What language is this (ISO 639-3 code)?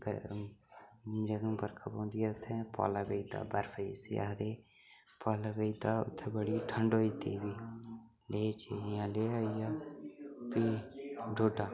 doi